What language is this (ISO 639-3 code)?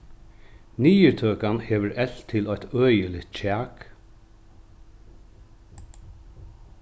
fao